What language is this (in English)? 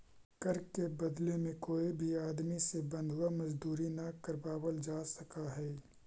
Magahi